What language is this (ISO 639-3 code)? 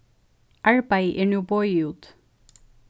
fao